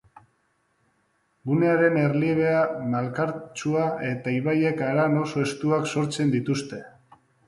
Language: Basque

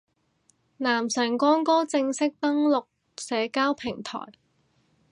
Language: Cantonese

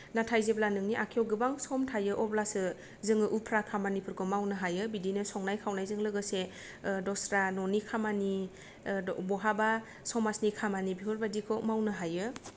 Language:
Bodo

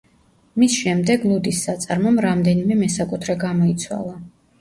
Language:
Georgian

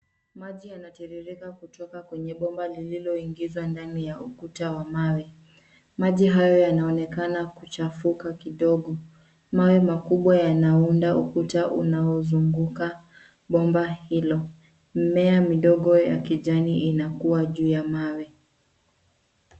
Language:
Swahili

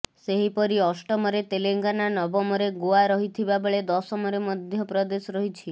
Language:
Odia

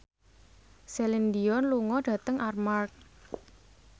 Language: Javanese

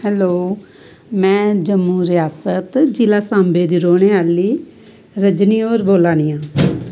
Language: Dogri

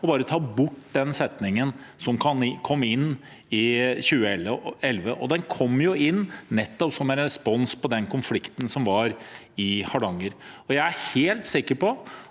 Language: Norwegian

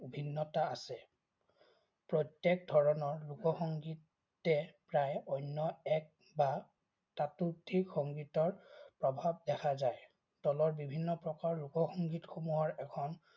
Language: Assamese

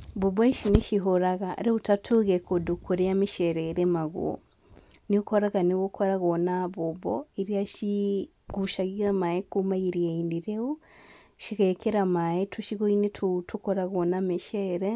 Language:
Kikuyu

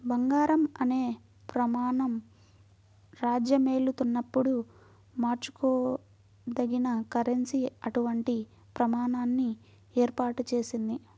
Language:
Telugu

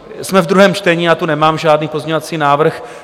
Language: Czech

